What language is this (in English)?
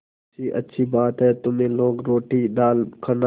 Hindi